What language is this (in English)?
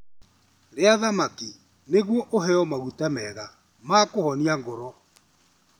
Kikuyu